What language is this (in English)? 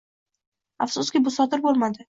Uzbek